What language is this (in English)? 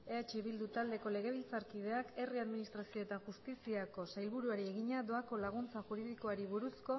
Basque